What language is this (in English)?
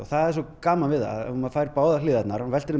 Icelandic